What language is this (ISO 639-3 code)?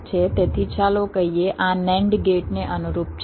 guj